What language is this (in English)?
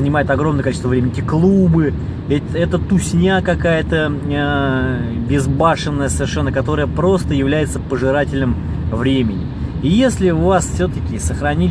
Russian